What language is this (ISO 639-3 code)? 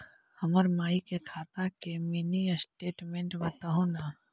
mag